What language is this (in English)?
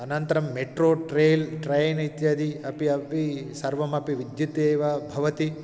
Sanskrit